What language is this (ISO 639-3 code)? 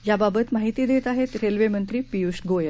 mar